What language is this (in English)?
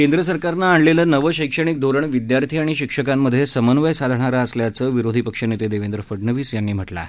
Marathi